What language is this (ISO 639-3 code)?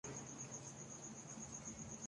urd